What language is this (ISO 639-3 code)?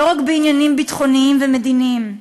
heb